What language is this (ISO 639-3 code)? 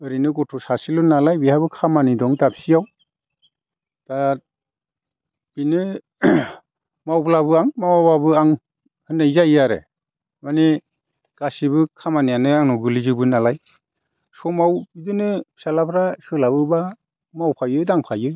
brx